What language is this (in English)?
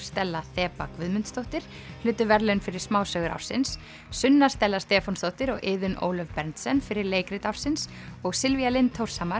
Icelandic